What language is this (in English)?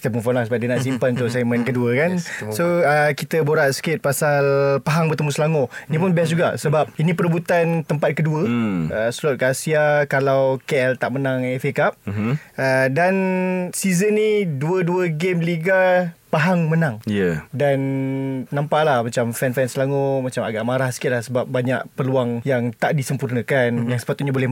Malay